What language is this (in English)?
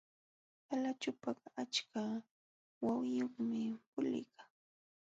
Jauja Wanca Quechua